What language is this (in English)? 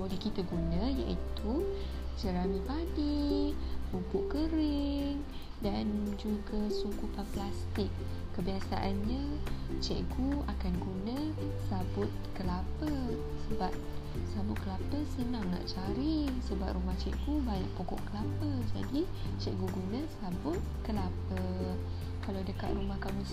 Malay